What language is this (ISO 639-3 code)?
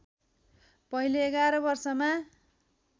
nep